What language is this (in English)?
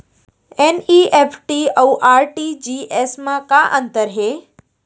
Chhattisgarhi